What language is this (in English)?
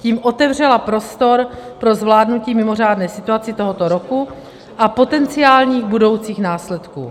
Czech